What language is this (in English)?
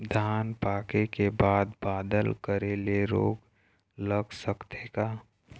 Chhattisgarhi